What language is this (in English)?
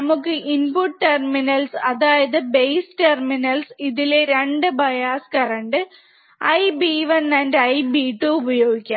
Malayalam